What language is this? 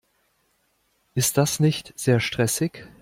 German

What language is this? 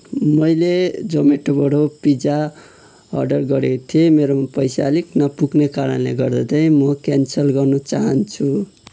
Nepali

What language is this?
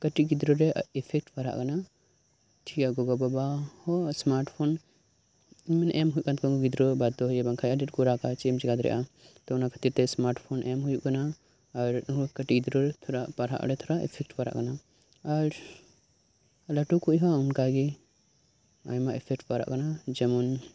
Santali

